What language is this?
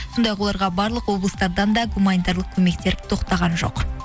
Kazakh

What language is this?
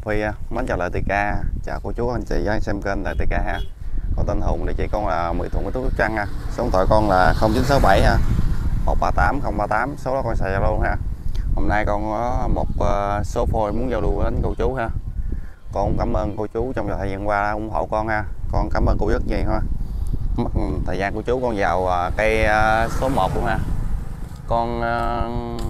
Vietnamese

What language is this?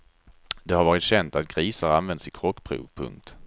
Swedish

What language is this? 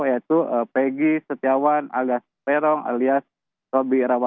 Indonesian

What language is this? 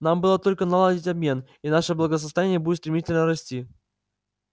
Russian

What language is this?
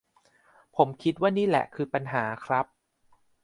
Thai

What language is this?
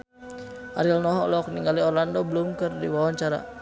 Sundanese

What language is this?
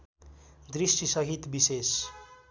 Nepali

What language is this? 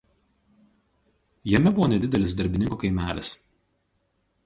Lithuanian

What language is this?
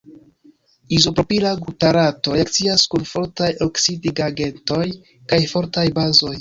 Esperanto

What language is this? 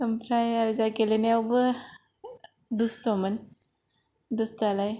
Bodo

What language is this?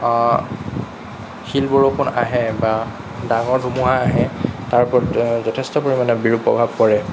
Assamese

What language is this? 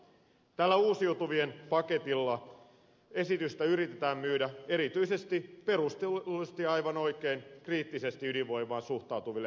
Finnish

